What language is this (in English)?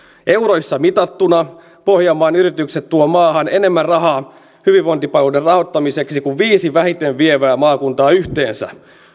Finnish